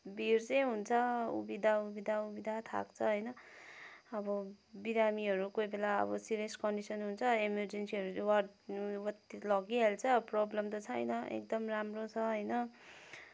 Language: Nepali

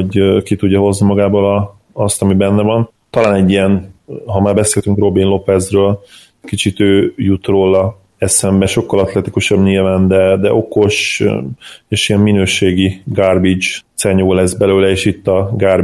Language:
Hungarian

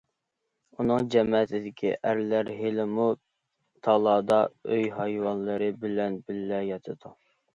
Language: Uyghur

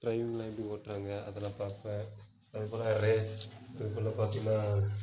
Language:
Tamil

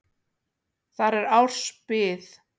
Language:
Icelandic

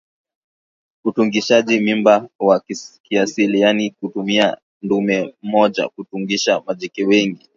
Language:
Swahili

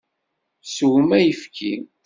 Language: Kabyle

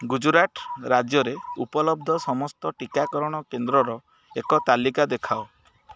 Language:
Odia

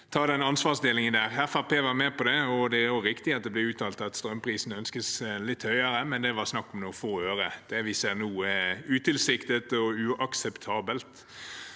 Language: Norwegian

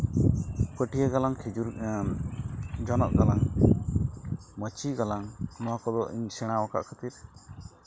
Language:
Santali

